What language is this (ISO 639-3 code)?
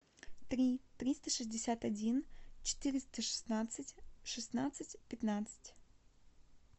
rus